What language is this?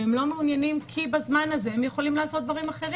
Hebrew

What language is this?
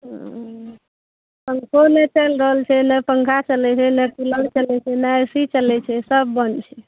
Maithili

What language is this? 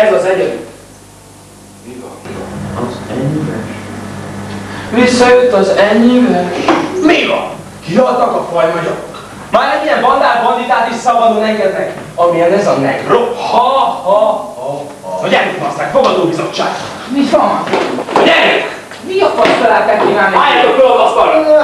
Hungarian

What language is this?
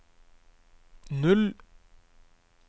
Norwegian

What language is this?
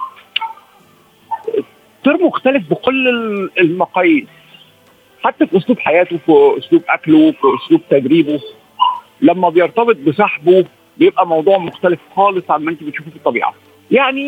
Arabic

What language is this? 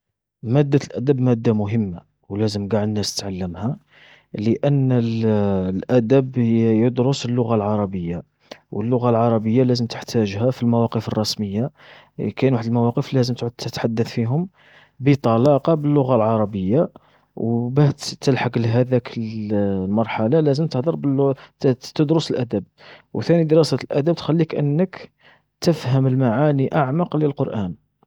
Algerian Arabic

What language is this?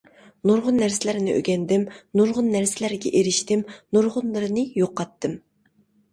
Uyghur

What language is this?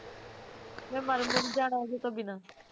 Punjabi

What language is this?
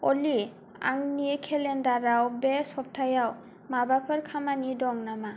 Bodo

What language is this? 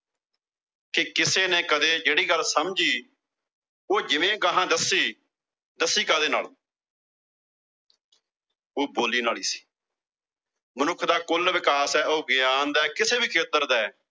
Punjabi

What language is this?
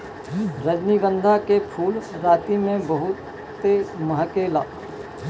Bhojpuri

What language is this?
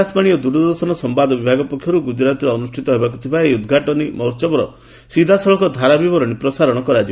Odia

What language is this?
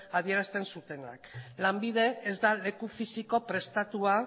Basque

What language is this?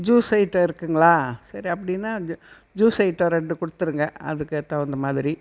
Tamil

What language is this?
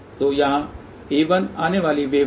Hindi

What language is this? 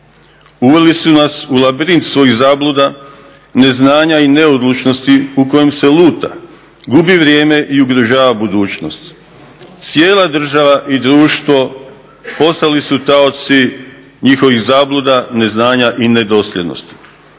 Croatian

